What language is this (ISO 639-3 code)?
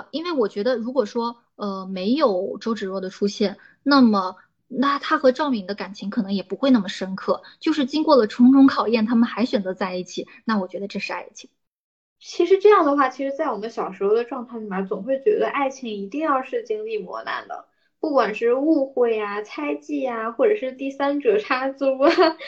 zho